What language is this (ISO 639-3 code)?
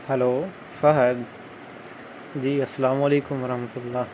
urd